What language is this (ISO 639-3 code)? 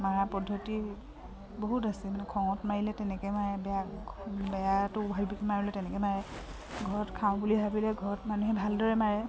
asm